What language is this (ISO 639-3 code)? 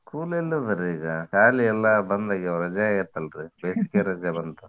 kan